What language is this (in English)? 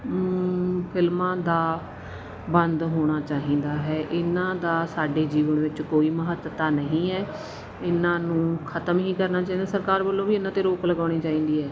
Punjabi